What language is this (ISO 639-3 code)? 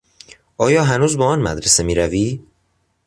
fas